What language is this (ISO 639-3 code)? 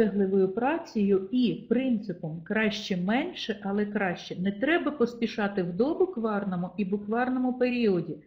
ukr